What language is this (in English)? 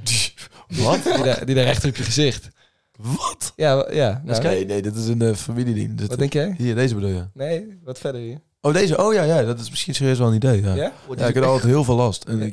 Dutch